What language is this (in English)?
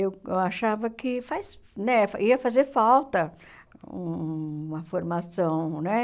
Portuguese